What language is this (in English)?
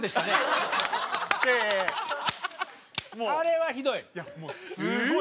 Japanese